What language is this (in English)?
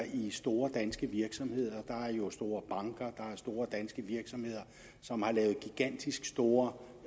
Danish